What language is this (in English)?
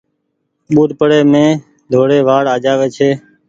Goaria